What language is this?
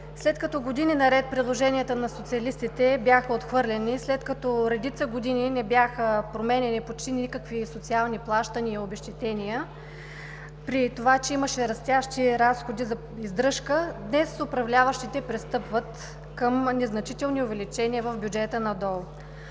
Bulgarian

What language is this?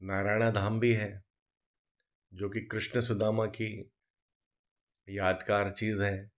Hindi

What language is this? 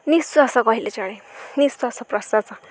Odia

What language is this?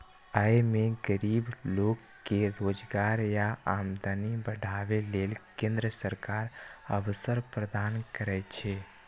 Maithili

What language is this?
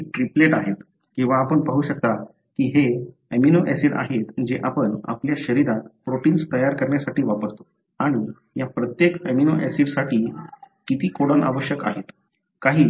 Marathi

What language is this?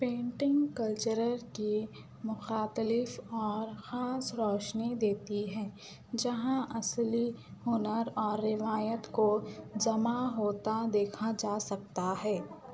Urdu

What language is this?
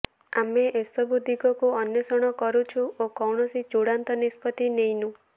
Odia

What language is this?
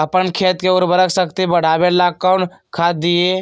Magahi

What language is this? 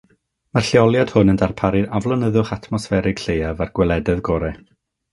Welsh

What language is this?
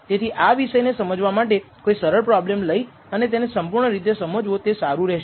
Gujarati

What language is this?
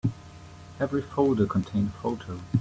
English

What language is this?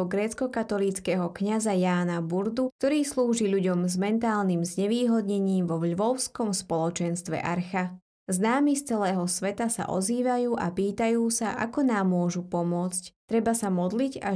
Slovak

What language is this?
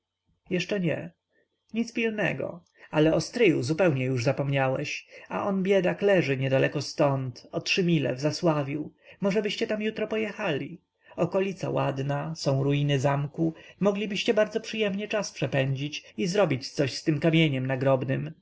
Polish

